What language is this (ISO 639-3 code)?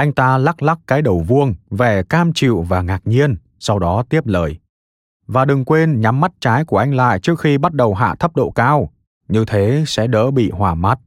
vie